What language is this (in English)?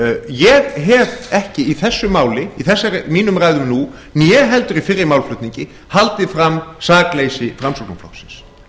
Icelandic